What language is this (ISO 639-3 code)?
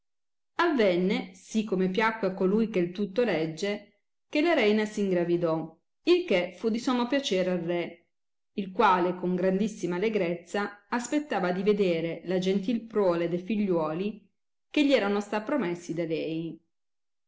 ita